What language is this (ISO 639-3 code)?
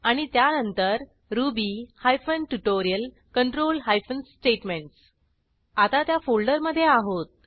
mar